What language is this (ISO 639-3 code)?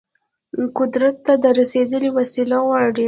pus